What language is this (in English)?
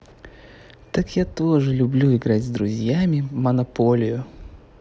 Russian